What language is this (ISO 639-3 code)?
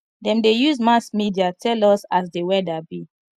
pcm